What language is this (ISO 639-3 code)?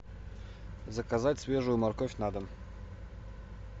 rus